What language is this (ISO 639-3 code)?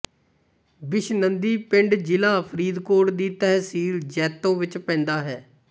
pan